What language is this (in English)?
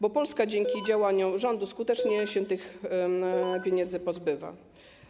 Polish